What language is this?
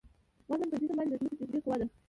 Pashto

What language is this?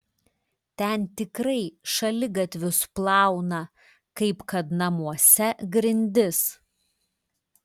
Lithuanian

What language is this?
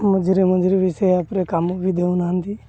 Odia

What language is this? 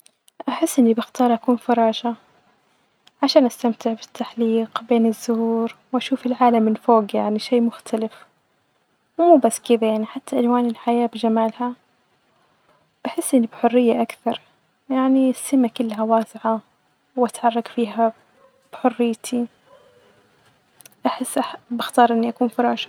Najdi Arabic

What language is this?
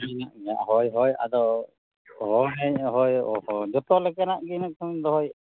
Santali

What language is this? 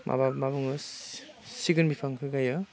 Bodo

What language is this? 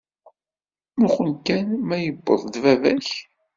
Kabyle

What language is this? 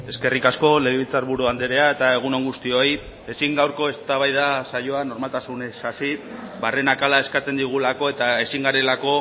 Basque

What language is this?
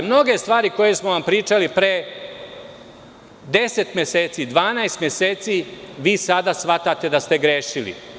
Serbian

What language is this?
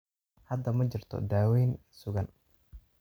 Somali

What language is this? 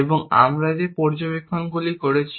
Bangla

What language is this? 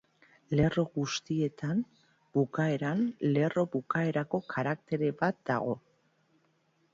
Basque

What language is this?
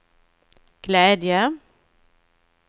Swedish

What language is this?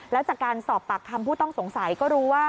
Thai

